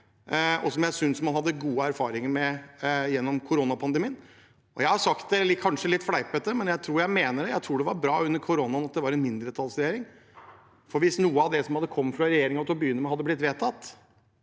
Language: Norwegian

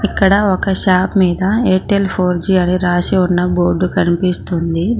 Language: Telugu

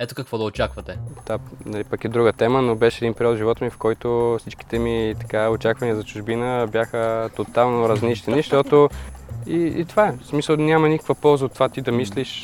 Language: Bulgarian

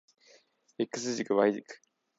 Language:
Japanese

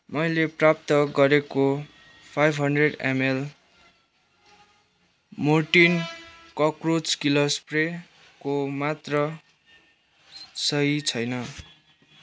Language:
Nepali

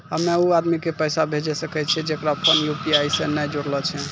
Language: Maithili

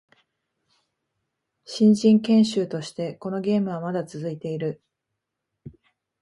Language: Japanese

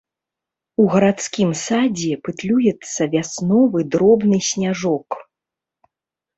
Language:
Belarusian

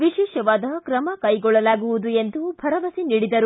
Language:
Kannada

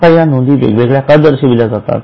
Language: Marathi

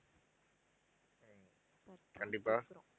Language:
Tamil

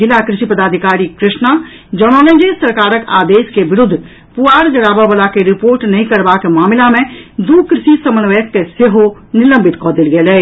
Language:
Maithili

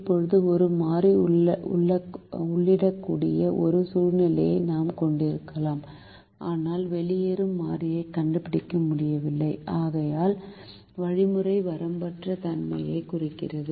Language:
Tamil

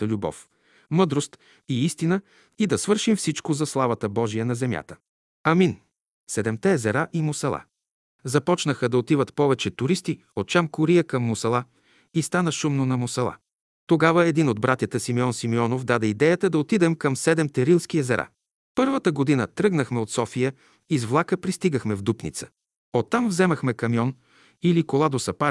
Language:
Bulgarian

